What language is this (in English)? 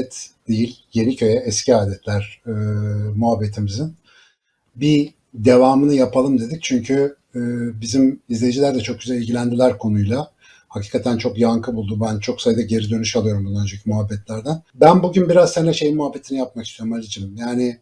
Turkish